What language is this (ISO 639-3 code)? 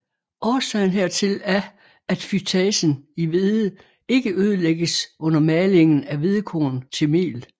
dan